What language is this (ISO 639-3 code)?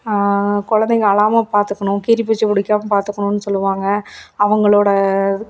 tam